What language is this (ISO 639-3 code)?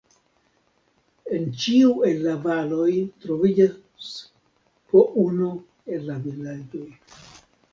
epo